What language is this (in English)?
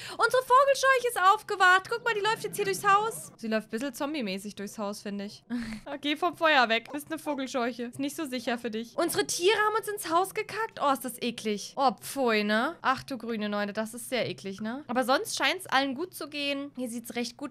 German